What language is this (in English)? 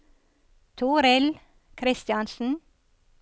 Norwegian